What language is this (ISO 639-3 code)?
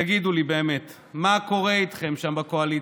heb